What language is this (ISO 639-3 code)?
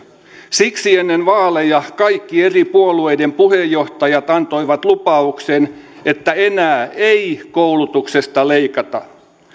fin